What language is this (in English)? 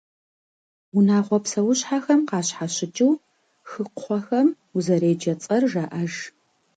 Kabardian